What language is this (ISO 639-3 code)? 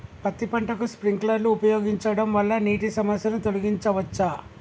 tel